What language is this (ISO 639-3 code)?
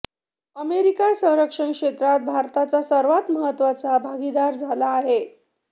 mar